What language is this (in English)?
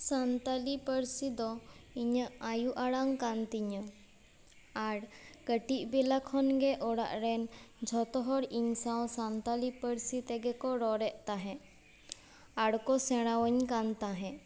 Santali